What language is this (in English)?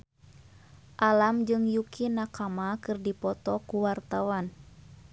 Sundanese